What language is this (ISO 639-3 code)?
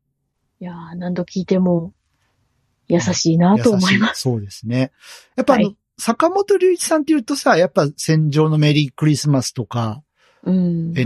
jpn